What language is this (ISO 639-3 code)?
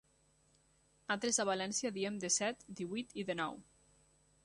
cat